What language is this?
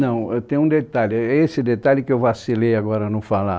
Portuguese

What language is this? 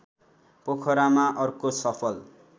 Nepali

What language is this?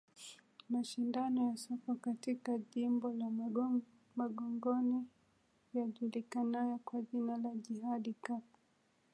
Swahili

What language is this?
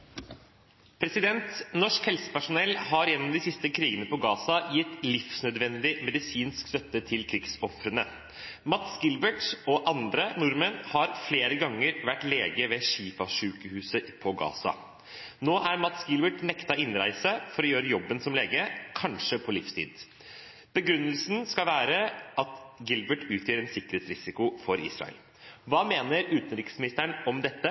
Norwegian Bokmål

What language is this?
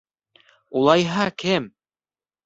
Bashkir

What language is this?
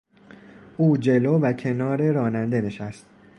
Persian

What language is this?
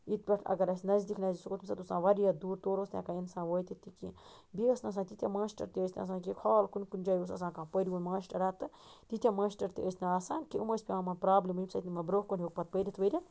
Kashmiri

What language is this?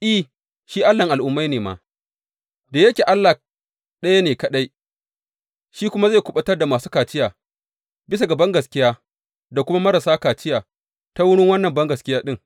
Hausa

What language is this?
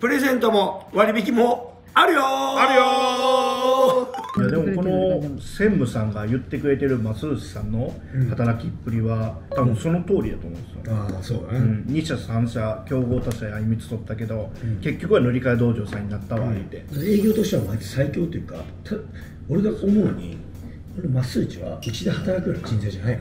Japanese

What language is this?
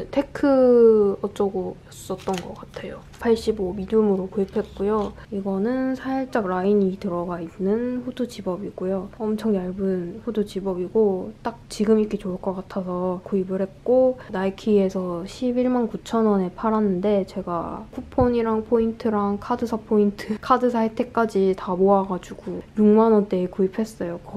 Korean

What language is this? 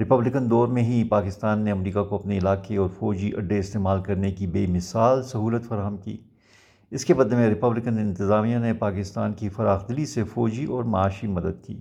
Urdu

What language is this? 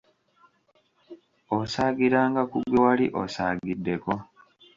Ganda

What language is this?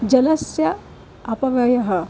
Sanskrit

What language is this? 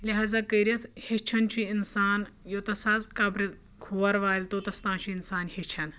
Kashmiri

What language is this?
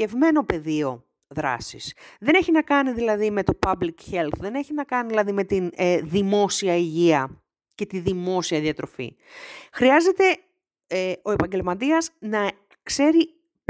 Greek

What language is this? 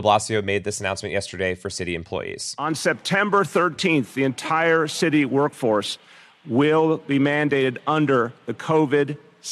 English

